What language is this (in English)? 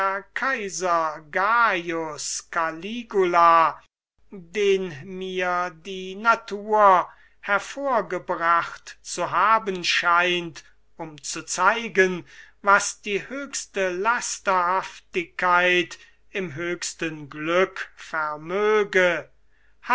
German